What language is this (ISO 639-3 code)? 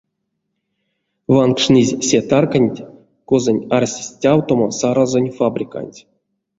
myv